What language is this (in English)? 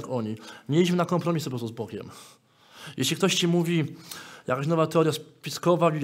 Polish